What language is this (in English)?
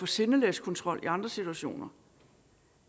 Danish